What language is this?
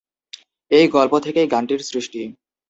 Bangla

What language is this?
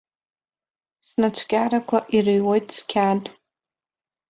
Abkhazian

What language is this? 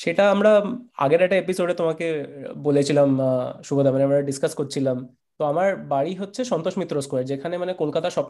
Bangla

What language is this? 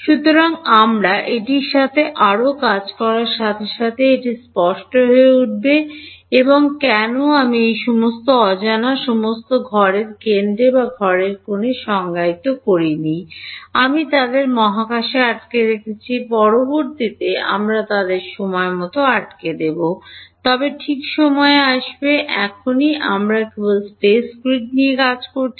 Bangla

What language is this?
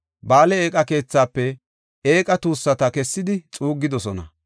Gofa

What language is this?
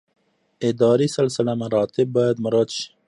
Pashto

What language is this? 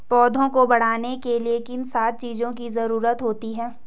Hindi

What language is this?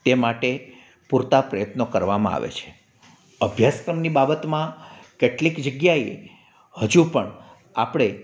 Gujarati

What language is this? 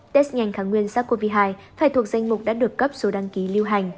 Vietnamese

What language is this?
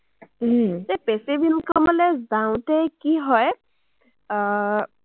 Assamese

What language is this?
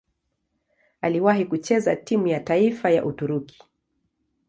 Swahili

